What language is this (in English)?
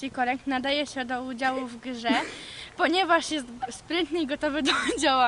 Polish